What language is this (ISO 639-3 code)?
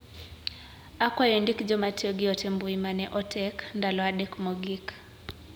luo